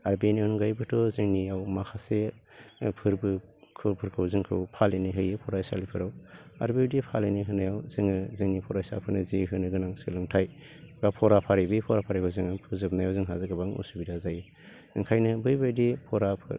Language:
Bodo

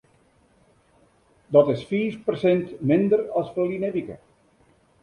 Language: Western Frisian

